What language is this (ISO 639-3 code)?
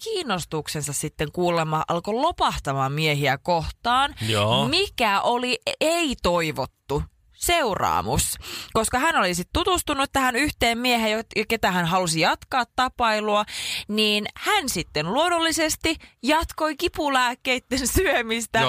fin